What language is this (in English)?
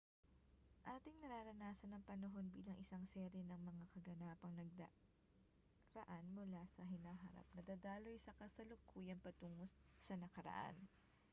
Filipino